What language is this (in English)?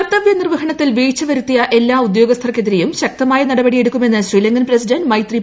Malayalam